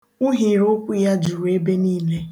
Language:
Igbo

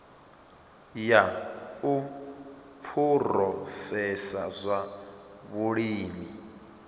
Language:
Venda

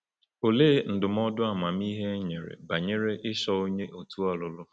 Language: Igbo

